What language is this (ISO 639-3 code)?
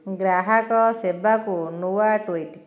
ori